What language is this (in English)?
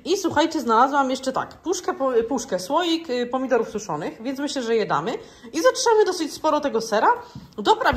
Polish